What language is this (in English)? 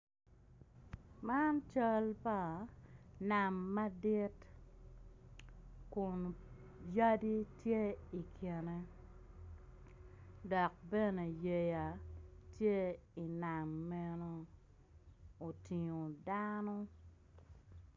Acoli